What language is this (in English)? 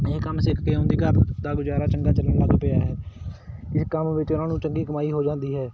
Punjabi